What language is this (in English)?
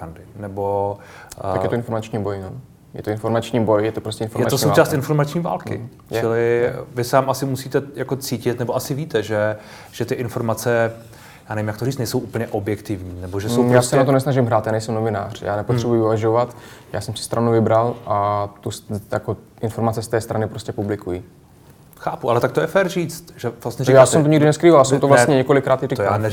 Czech